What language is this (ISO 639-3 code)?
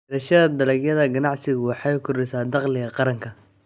som